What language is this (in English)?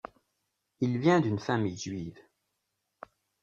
French